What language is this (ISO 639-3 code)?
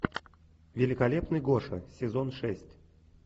rus